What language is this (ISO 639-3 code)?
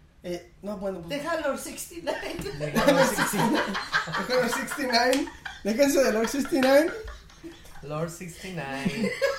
spa